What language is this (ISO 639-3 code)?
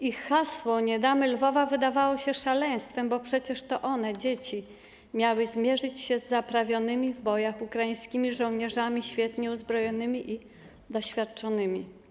pol